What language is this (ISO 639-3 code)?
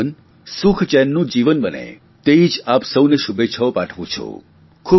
guj